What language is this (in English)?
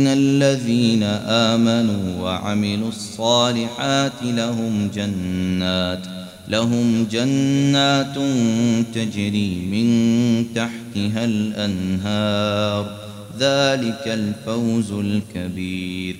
Arabic